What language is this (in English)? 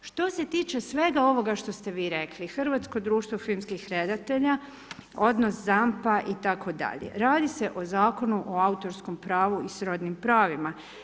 Croatian